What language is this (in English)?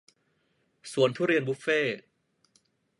Thai